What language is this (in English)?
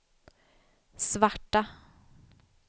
Swedish